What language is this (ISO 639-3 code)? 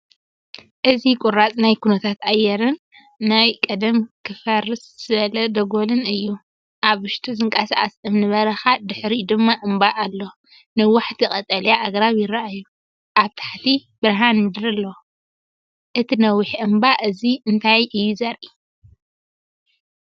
tir